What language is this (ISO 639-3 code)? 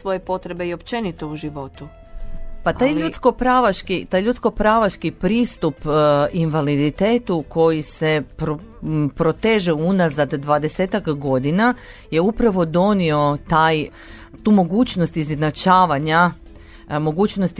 hrv